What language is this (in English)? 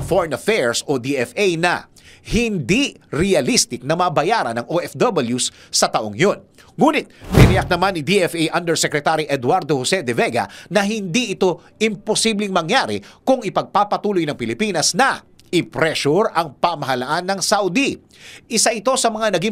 Filipino